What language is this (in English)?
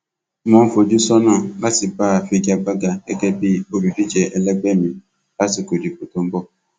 Yoruba